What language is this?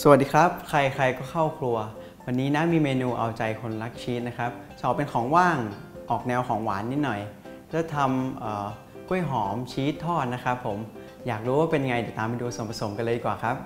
Thai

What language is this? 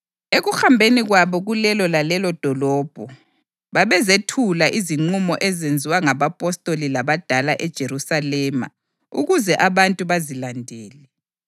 North Ndebele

